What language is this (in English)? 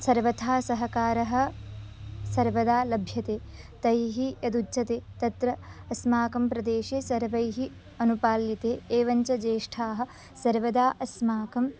Sanskrit